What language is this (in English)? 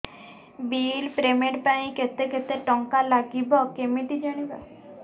Odia